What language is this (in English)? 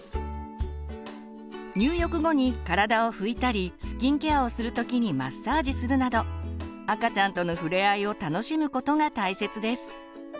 Japanese